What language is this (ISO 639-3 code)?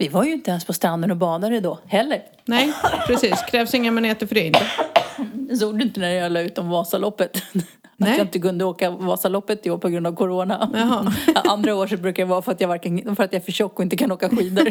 swe